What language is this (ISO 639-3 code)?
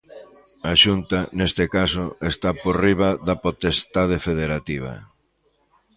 glg